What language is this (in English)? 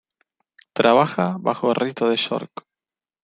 Spanish